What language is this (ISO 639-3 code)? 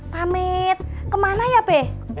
ind